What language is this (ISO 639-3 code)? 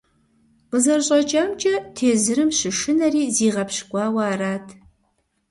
kbd